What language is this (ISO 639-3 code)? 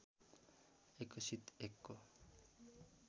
nep